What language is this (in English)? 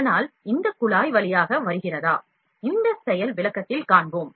Tamil